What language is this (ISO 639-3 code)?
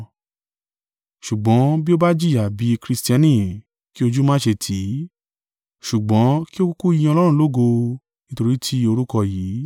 yor